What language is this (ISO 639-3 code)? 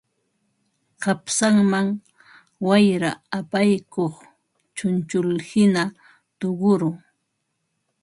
qva